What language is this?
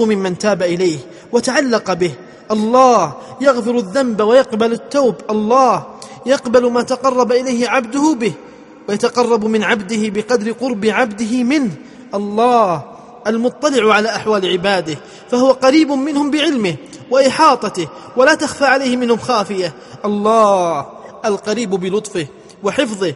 Arabic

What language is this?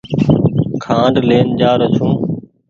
Goaria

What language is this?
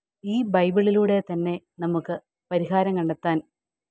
Malayalam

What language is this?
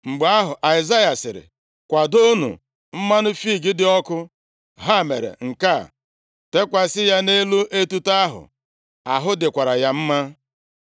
Igbo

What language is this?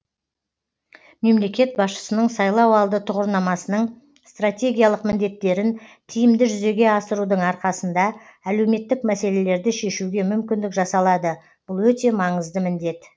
Kazakh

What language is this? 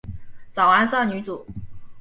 Chinese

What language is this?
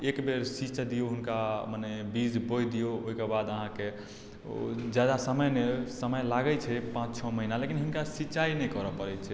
Maithili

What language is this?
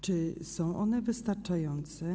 Polish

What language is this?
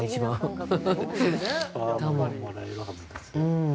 Japanese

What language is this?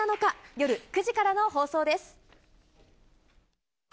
Japanese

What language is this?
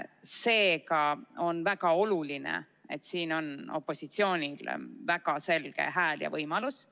Estonian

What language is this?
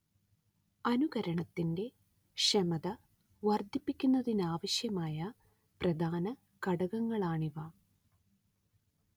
Malayalam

